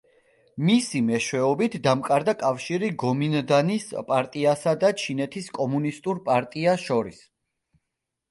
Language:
Georgian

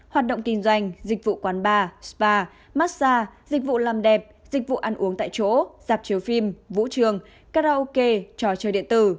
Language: Vietnamese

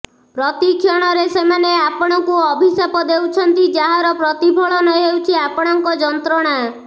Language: Odia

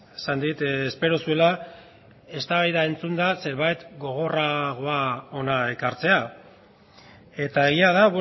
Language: Basque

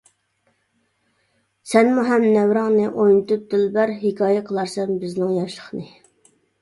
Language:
Uyghur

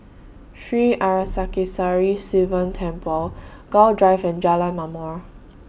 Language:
English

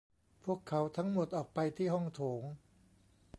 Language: Thai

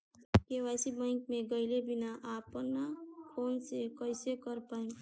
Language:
Bhojpuri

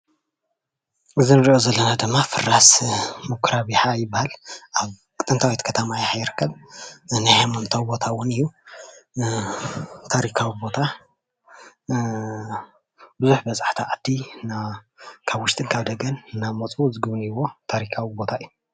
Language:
Tigrinya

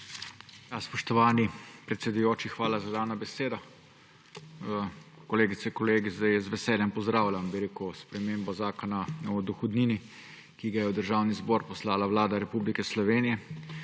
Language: Slovenian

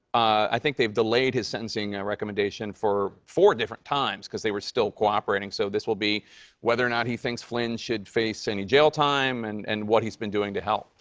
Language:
English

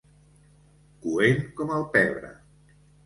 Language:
Catalan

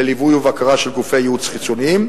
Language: Hebrew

